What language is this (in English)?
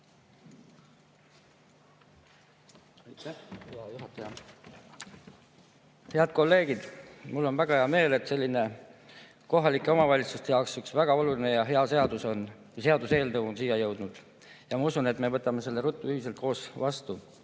Estonian